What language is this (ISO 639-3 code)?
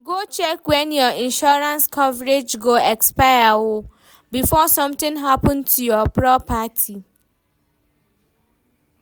pcm